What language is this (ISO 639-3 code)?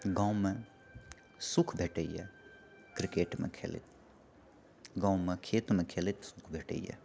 mai